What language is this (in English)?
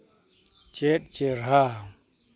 Santali